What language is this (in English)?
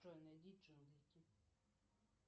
Russian